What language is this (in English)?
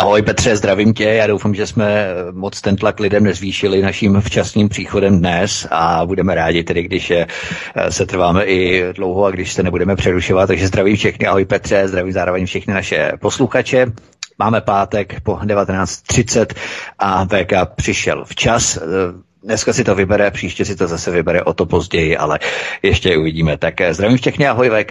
Czech